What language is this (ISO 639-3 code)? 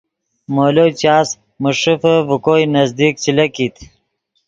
ydg